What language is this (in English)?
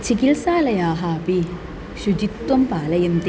Sanskrit